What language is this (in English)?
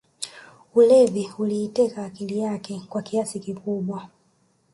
Swahili